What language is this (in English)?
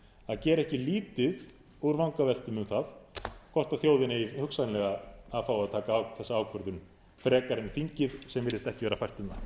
Icelandic